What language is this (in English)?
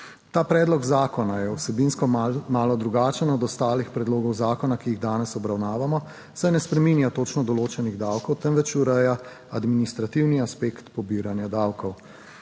Slovenian